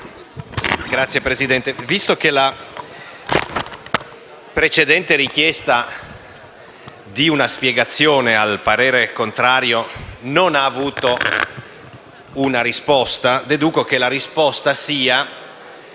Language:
Italian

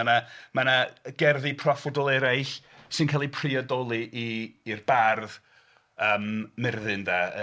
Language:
Welsh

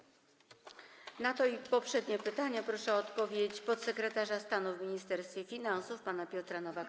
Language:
Polish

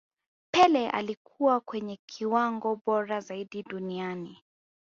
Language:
Swahili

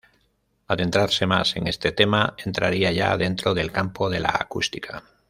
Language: Spanish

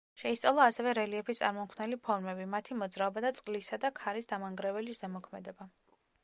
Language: Georgian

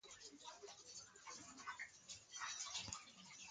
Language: Persian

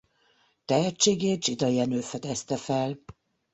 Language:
Hungarian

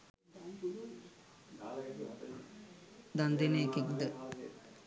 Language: Sinhala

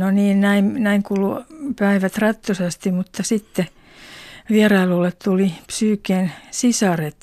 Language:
Finnish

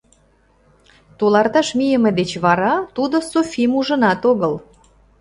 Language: Mari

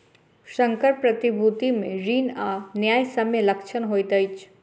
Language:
Maithili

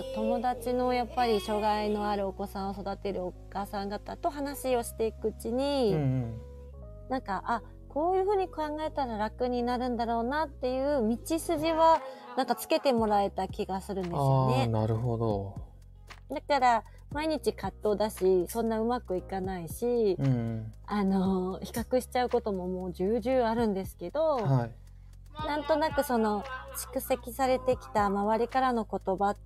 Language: Japanese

